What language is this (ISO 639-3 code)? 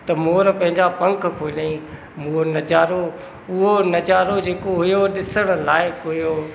snd